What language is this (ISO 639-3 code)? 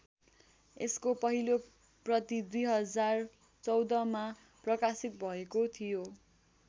nep